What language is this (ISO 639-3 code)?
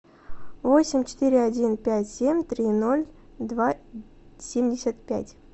rus